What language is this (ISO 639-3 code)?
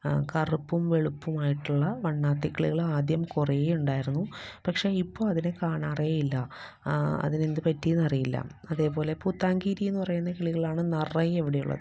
mal